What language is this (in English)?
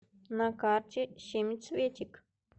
Russian